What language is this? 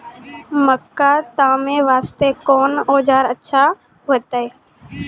Maithili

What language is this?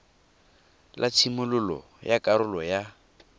Tswana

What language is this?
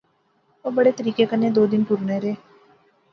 Pahari-Potwari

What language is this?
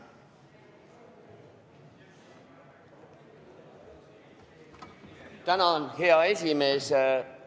Estonian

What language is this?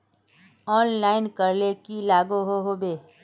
Magahi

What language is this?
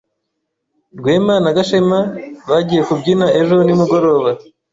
Kinyarwanda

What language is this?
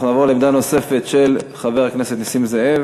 Hebrew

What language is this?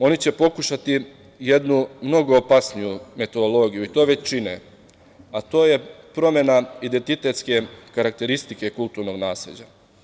Serbian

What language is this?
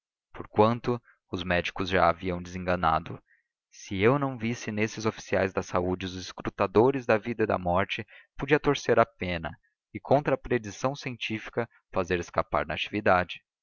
Portuguese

